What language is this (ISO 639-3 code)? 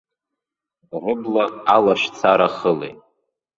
abk